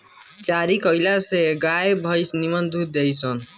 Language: Bhojpuri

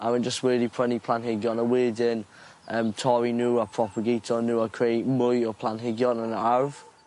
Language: Welsh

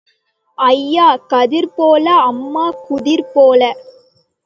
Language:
Tamil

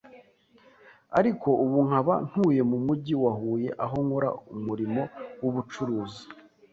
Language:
Kinyarwanda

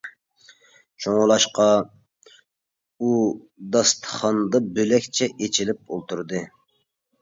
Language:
Uyghur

